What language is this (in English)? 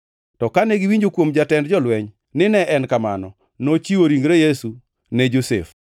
Luo (Kenya and Tanzania)